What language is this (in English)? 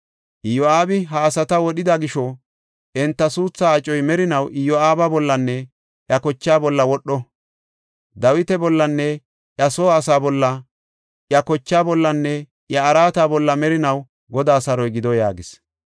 Gofa